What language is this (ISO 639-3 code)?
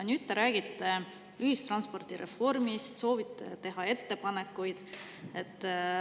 est